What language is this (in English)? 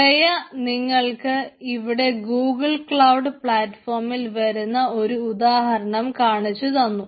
Malayalam